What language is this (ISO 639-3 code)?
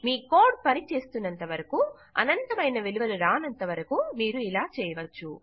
tel